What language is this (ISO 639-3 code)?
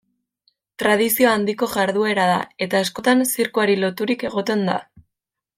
eus